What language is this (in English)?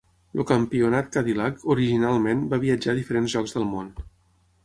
Catalan